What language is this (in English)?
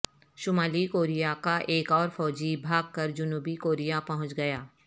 Urdu